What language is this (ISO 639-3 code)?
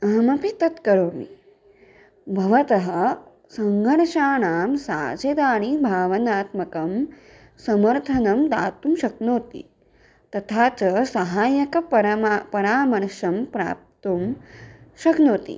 san